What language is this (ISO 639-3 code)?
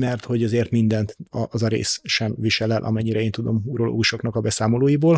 hun